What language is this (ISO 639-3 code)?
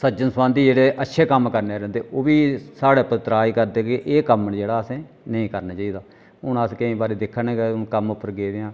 doi